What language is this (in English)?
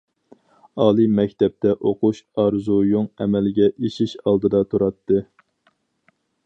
Uyghur